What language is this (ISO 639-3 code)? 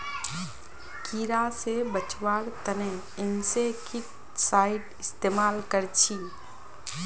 mag